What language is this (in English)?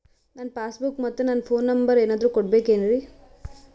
Kannada